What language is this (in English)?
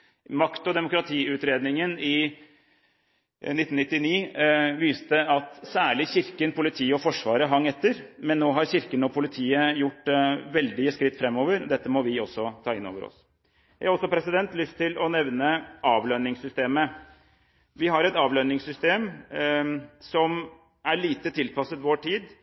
Norwegian Bokmål